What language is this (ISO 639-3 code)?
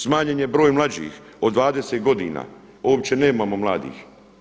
hrv